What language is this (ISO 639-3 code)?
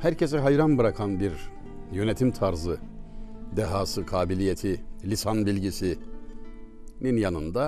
tur